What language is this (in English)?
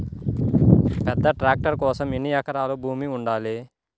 Telugu